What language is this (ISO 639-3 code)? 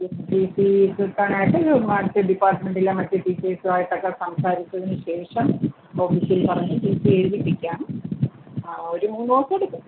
mal